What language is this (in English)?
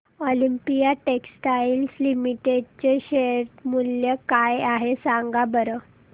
Marathi